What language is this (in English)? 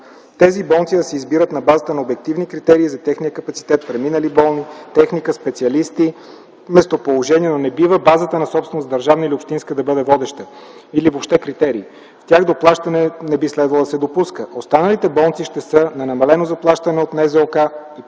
Bulgarian